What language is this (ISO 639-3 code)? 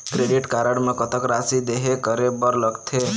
hne